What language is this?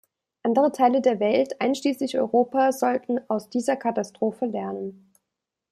German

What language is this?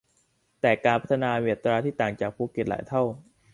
Thai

